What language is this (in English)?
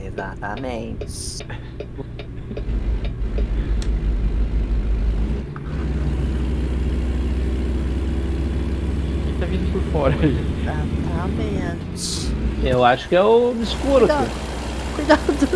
Portuguese